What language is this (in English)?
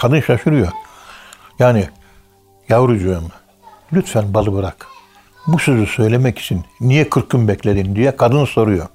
Turkish